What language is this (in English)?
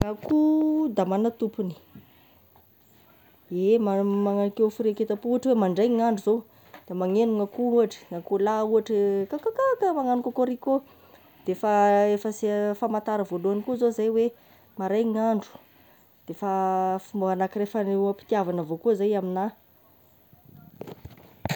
Tesaka Malagasy